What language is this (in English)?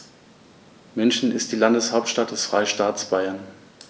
German